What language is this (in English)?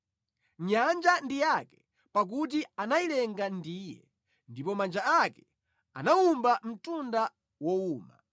Nyanja